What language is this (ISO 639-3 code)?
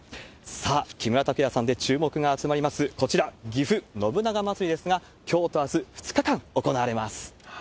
jpn